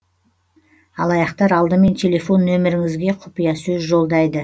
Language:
Kazakh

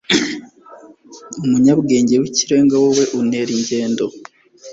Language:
Kinyarwanda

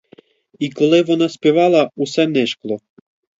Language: Ukrainian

